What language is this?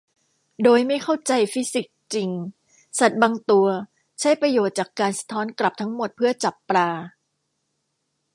Thai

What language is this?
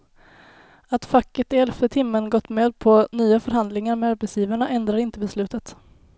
Swedish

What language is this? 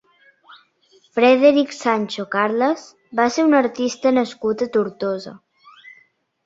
Catalan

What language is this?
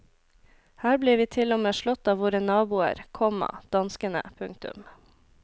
Norwegian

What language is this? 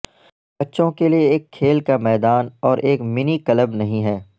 Urdu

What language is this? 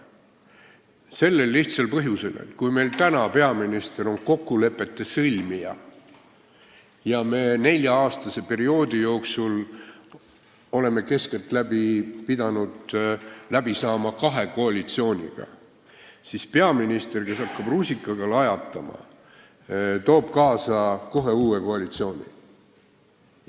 Estonian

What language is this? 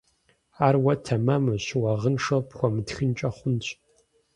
Kabardian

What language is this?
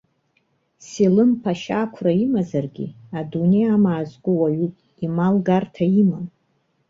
Abkhazian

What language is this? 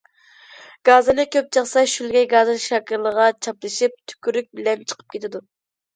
Uyghur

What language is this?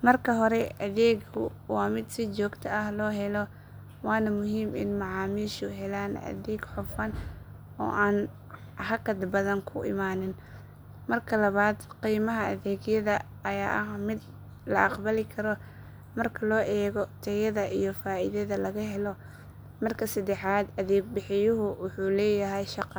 Somali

